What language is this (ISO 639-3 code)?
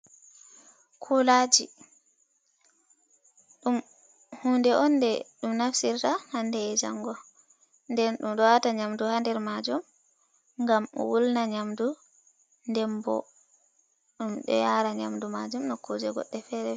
ful